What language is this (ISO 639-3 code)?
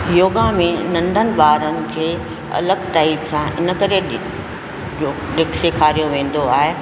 snd